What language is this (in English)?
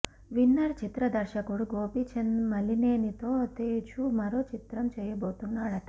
Telugu